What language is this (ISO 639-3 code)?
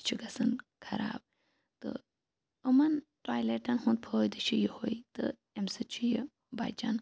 kas